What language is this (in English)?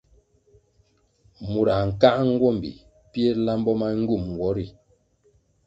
Kwasio